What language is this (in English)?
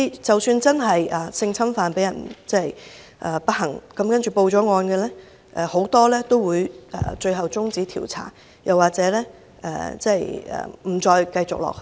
Cantonese